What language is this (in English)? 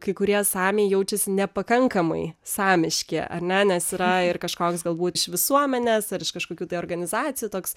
Lithuanian